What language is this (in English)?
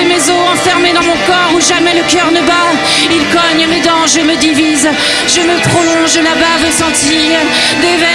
French